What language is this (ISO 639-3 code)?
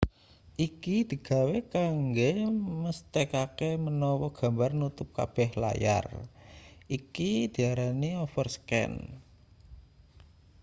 jav